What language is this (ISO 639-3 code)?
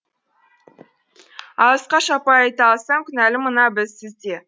kaz